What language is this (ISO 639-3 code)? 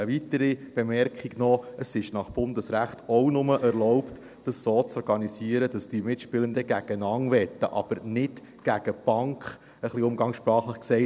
gsw